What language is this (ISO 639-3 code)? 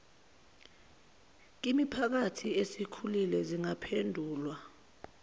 zul